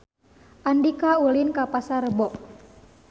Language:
Sundanese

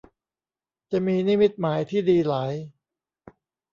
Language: Thai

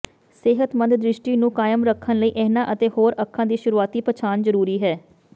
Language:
Punjabi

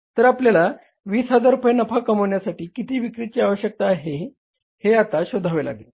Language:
Marathi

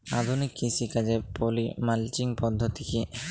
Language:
Bangla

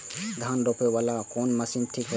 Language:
Maithili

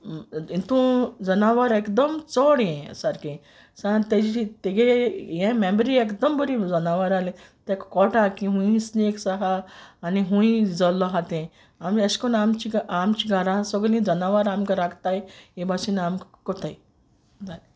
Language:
Konkani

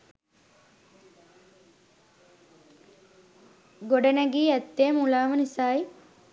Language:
Sinhala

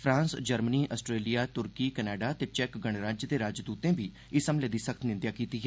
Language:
Dogri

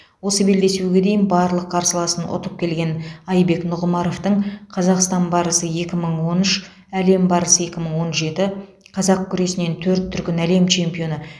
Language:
Kazakh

